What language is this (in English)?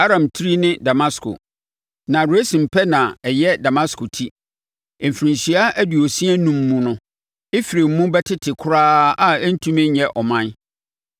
Akan